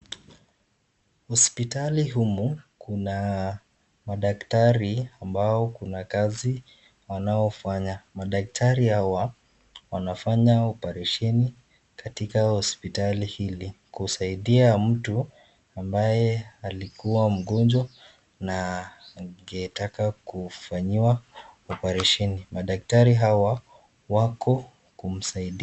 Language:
Swahili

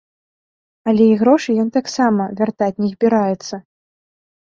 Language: Belarusian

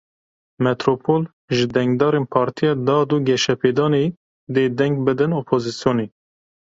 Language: Kurdish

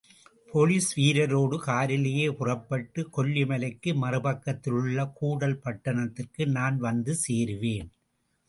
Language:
Tamil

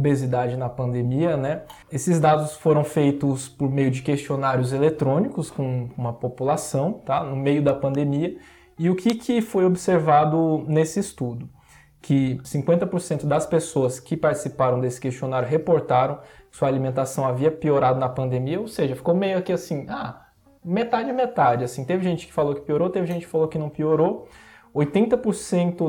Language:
Portuguese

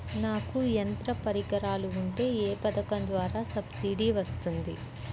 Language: Telugu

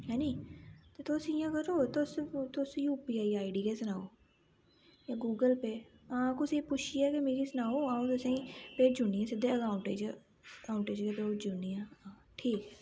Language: Dogri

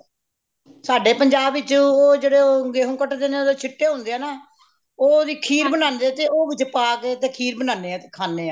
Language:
Punjabi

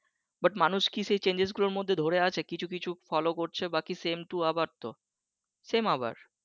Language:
Bangla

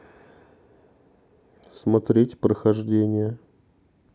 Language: Russian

